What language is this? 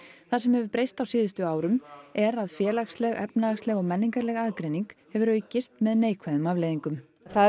Icelandic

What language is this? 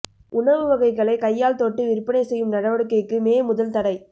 Tamil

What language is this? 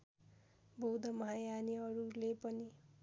Nepali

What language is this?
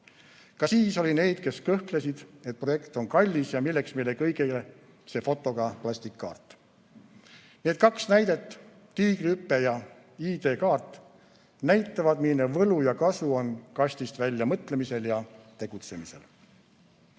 Estonian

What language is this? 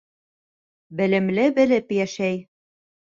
Bashkir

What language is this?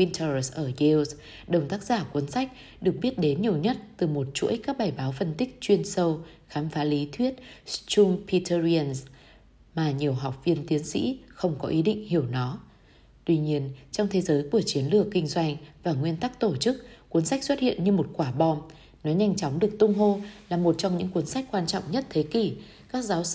Vietnamese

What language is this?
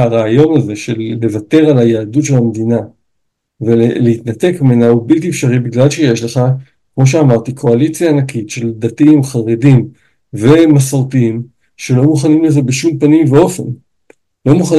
Hebrew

